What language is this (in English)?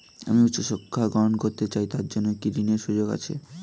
Bangla